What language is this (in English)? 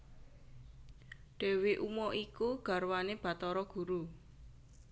Javanese